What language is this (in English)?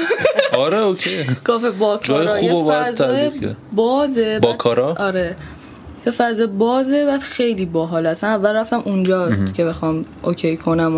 Persian